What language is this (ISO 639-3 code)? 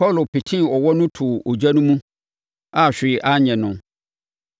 aka